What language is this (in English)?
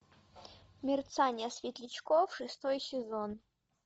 Russian